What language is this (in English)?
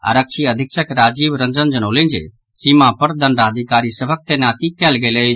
Maithili